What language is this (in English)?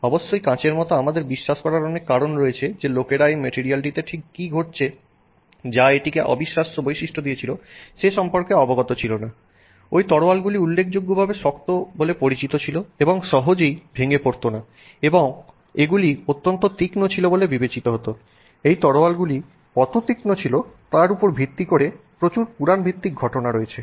Bangla